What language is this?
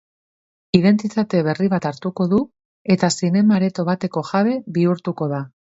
Basque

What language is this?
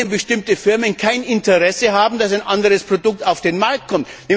German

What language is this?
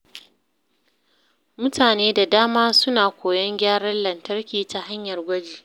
Hausa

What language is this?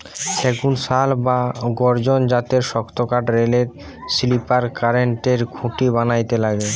Bangla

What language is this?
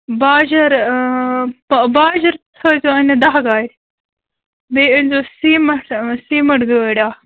Kashmiri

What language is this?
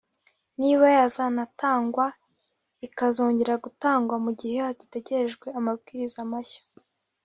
Kinyarwanda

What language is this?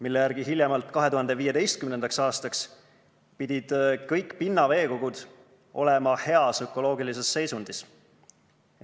Estonian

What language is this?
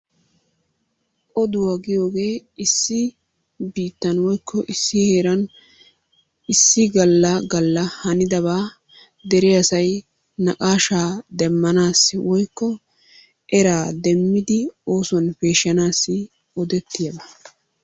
Wolaytta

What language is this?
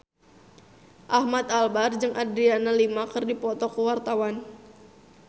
Sundanese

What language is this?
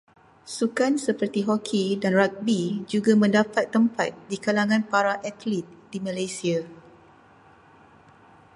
Malay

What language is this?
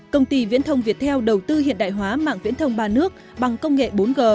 Vietnamese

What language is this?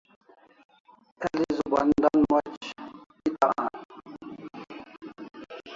Kalasha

